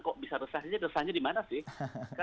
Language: Indonesian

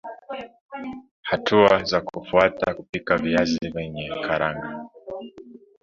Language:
Swahili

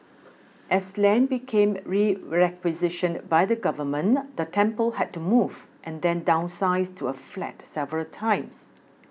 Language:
English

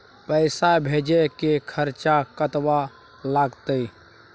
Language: Maithili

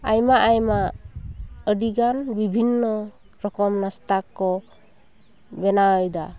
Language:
Santali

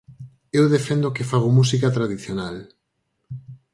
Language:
Galician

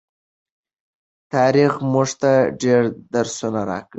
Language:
Pashto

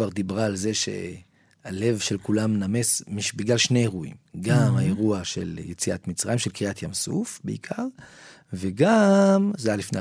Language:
Hebrew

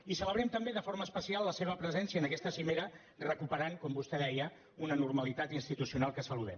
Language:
Catalan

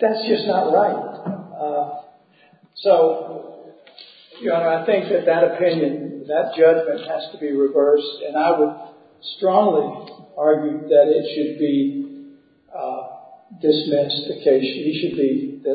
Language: English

